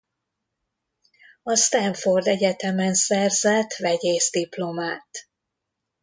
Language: Hungarian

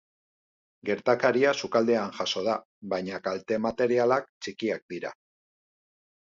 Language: Basque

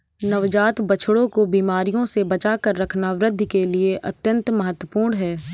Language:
Hindi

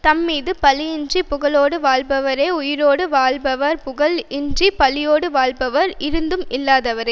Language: Tamil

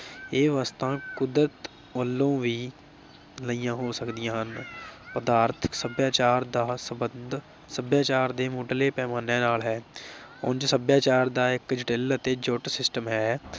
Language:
Punjabi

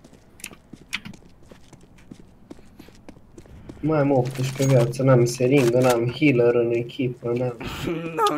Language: Romanian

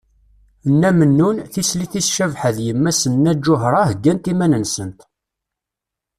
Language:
Kabyle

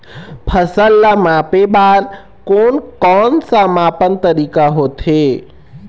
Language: Chhattisgarhi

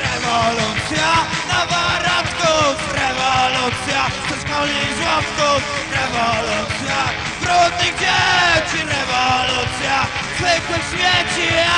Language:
Polish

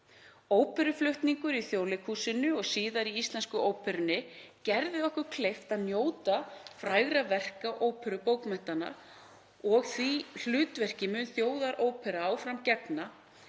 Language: Icelandic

